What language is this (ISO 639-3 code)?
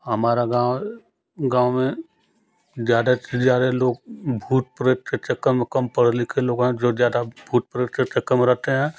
hin